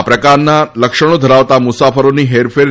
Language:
Gujarati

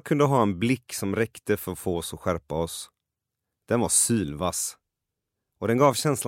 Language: Swedish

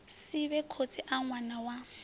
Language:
Venda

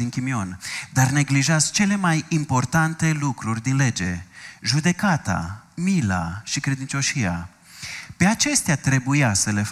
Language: Romanian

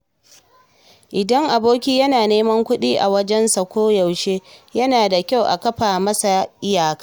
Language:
Hausa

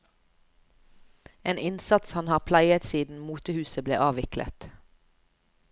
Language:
Norwegian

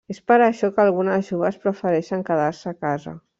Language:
Catalan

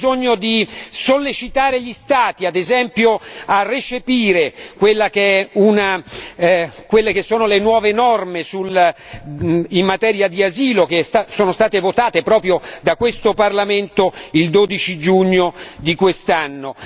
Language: Italian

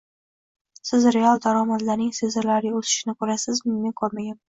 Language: Uzbek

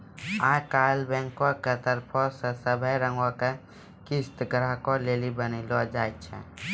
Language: Maithili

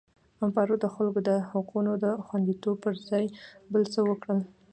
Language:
Pashto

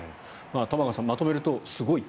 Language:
Japanese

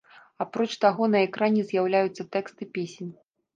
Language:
Belarusian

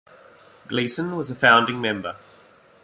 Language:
English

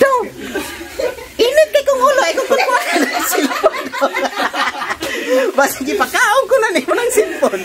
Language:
Filipino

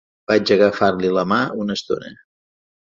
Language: Catalan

